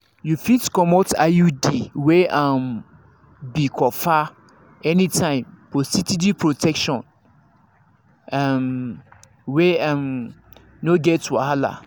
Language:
Nigerian Pidgin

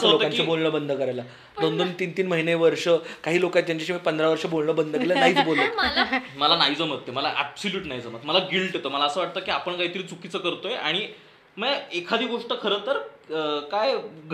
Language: Marathi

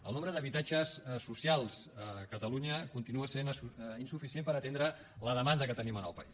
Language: Catalan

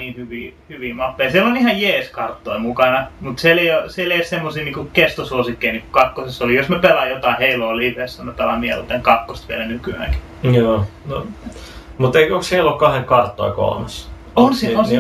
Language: Finnish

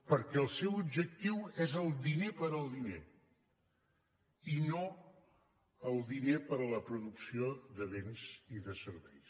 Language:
Catalan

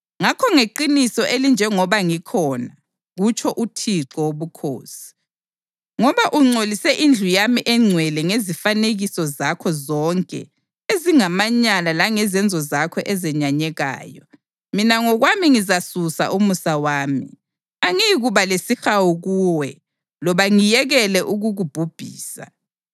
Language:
North Ndebele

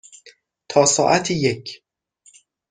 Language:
Persian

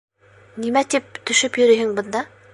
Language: Bashkir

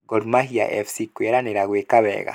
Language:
Kikuyu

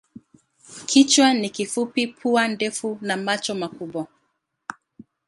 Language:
Swahili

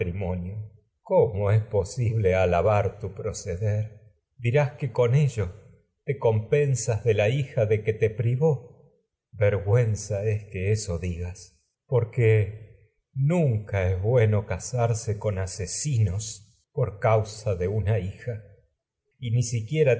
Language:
Spanish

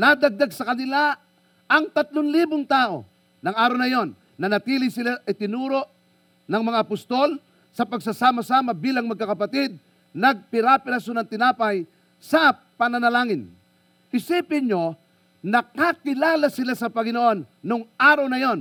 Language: Filipino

